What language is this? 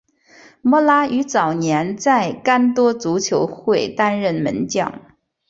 Chinese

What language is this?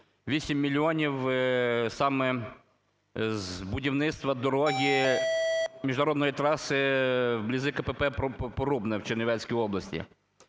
Ukrainian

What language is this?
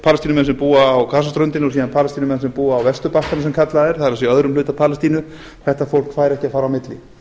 Icelandic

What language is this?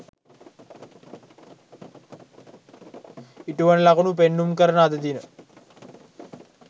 Sinhala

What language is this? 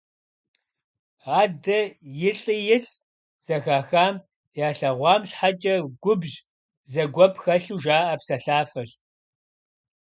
Kabardian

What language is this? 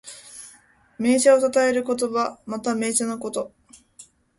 Japanese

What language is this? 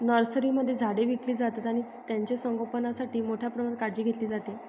Marathi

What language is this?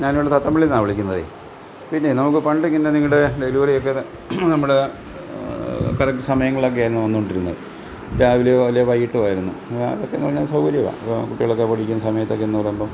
Malayalam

